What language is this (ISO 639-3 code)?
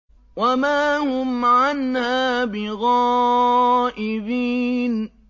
ara